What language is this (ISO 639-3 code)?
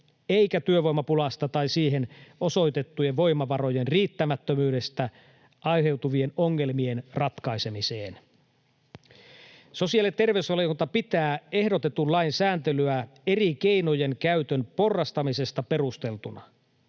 fin